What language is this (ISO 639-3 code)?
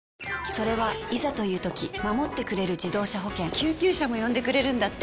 jpn